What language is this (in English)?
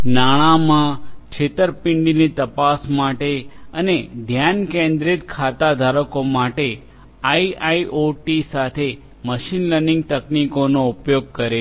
Gujarati